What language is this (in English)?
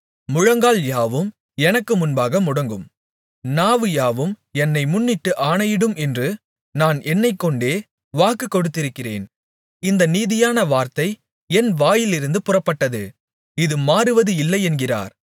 Tamil